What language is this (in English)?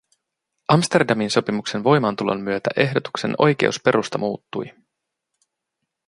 Finnish